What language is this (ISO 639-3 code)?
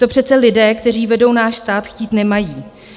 ces